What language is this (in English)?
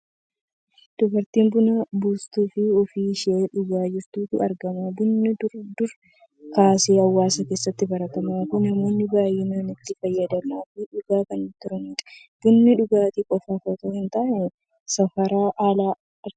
Oromo